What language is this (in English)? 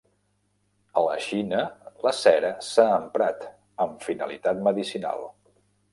Catalan